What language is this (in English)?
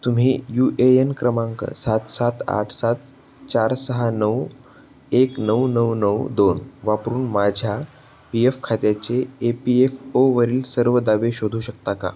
Marathi